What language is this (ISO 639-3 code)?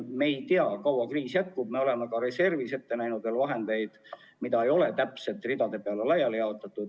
est